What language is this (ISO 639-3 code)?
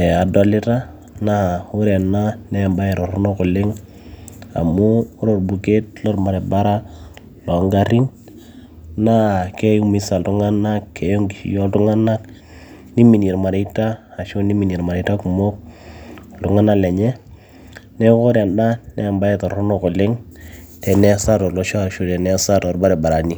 mas